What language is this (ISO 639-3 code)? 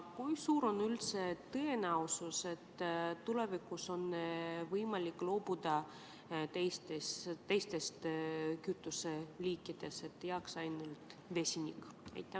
est